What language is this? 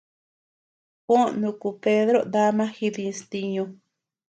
Tepeuxila Cuicatec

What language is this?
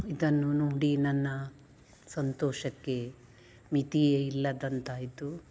Kannada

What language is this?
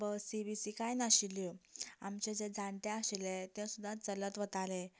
Konkani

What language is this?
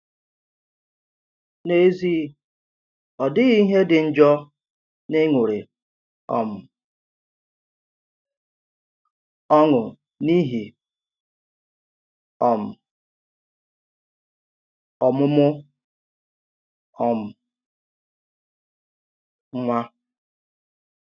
Igbo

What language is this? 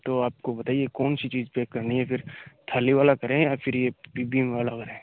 Hindi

